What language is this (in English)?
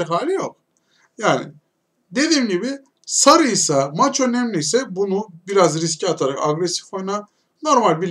Turkish